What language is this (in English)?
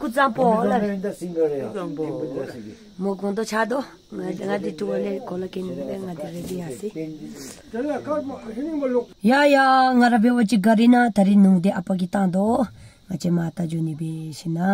Romanian